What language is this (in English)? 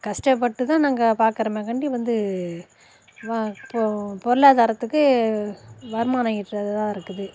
Tamil